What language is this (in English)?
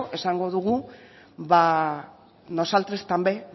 Basque